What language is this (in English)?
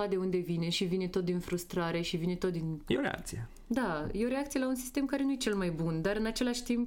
Romanian